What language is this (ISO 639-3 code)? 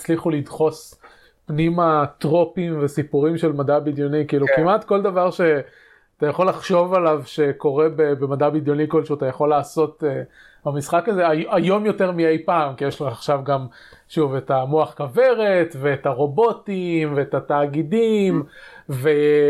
heb